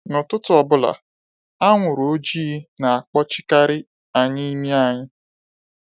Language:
Igbo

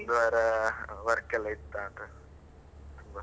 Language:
Kannada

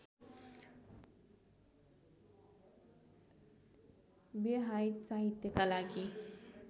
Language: Nepali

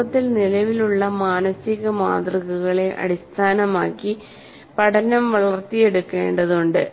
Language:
Malayalam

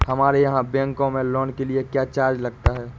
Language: Hindi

